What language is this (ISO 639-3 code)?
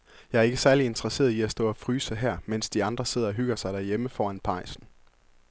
dan